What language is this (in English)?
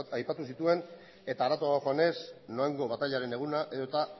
Basque